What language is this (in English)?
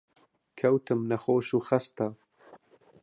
Central Kurdish